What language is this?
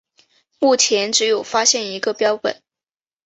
Chinese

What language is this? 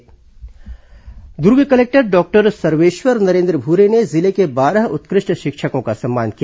Hindi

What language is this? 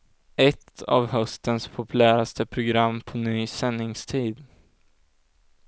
Swedish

